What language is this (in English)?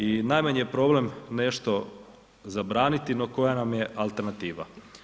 Croatian